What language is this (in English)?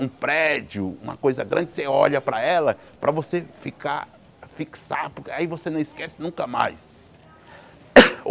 Portuguese